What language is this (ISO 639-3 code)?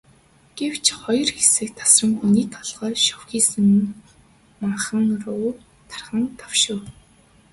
mon